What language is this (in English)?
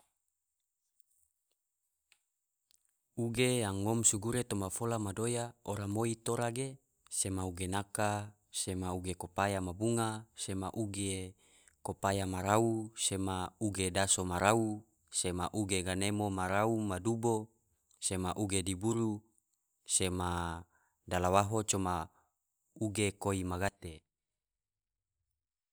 Tidore